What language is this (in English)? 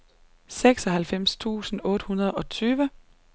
Danish